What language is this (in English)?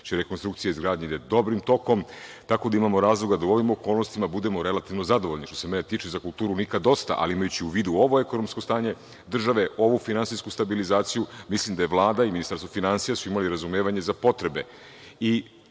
Serbian